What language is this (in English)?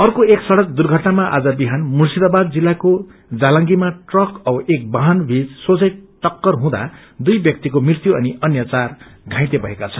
Nepali